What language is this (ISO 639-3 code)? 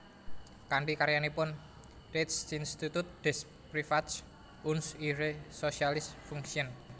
jav